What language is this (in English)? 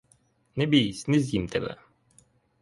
Ukrainian